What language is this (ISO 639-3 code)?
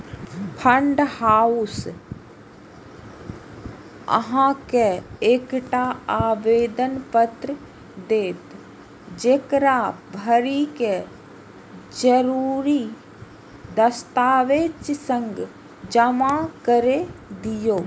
mai